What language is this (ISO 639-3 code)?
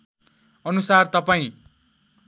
nep